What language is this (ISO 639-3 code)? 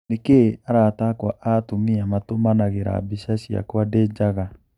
kik